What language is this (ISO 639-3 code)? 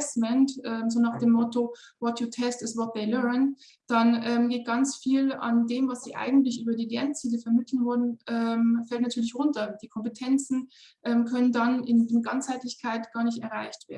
deu